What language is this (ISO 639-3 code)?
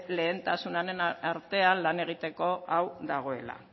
eus